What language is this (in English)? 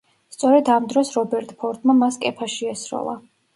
Georgian